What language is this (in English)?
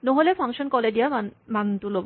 Assamese